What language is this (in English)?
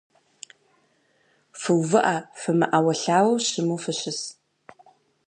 Kabardian